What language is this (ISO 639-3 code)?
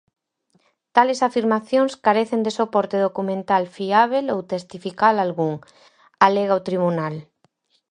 glg